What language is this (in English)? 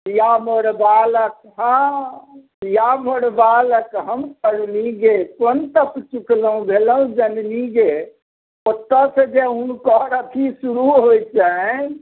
Maithili